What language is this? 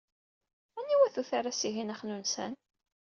Kabyle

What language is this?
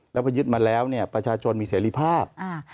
Thai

